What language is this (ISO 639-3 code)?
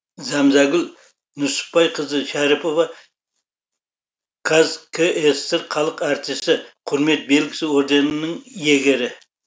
kaz